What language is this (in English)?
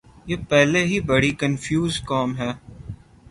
Urdu